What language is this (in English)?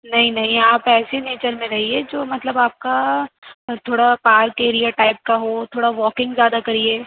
Urdu